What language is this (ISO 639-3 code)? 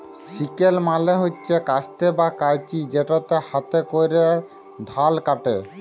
ben